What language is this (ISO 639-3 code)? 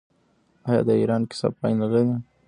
pus